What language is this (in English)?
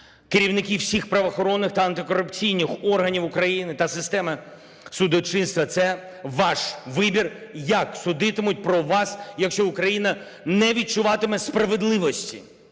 Ukrainian